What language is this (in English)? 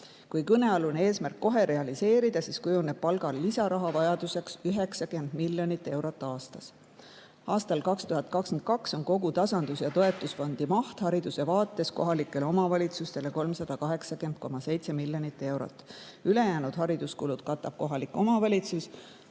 Estonian